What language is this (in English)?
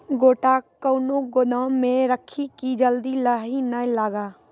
Maithili